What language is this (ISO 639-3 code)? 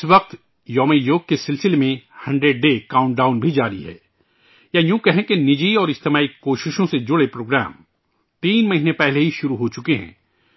urd